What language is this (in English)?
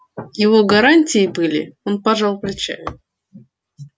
Russian